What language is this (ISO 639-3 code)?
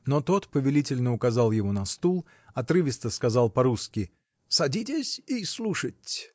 rus